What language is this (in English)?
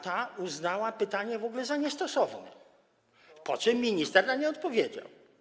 Polish